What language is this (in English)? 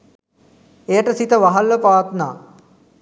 Sinhala